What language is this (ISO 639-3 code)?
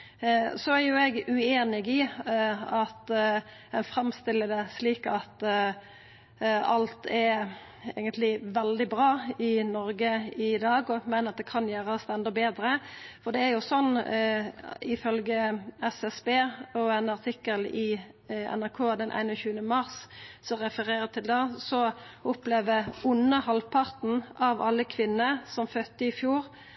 nno